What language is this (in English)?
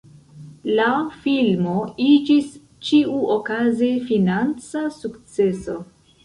Esperanto